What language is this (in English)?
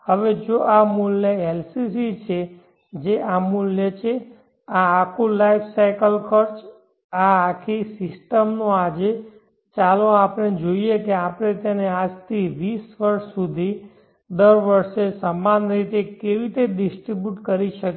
Gujarati